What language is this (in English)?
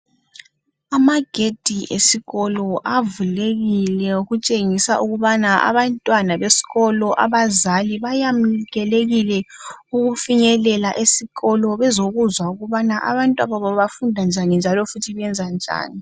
North Ndebele